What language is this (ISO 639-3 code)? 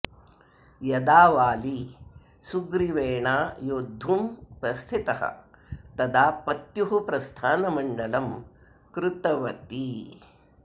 san